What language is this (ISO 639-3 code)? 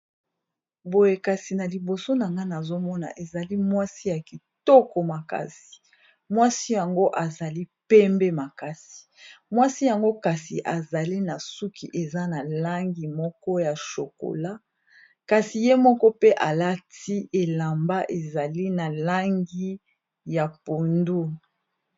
lin